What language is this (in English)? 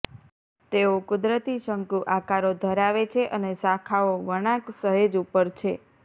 Gujarati